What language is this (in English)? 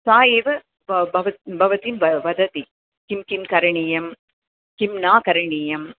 Sanskrit